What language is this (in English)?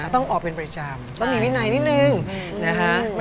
Thai